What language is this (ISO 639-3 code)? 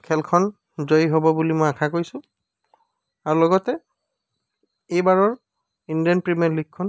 asm